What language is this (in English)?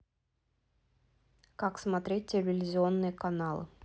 Russian